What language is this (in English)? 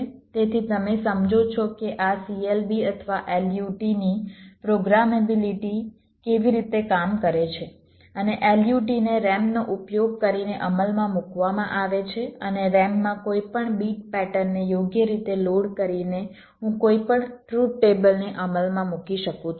Gujarati